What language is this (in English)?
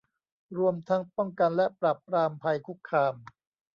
Thai